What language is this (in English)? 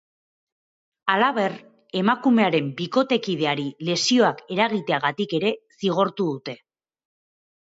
Basque